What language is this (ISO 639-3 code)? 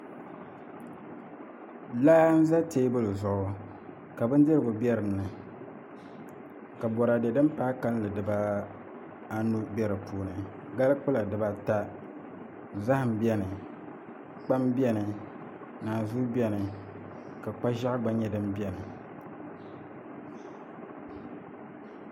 dag